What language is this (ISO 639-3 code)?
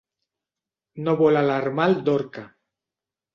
cat